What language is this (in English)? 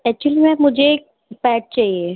Hindi